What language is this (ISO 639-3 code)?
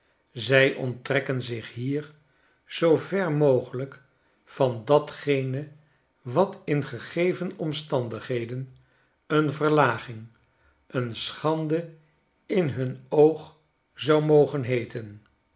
nld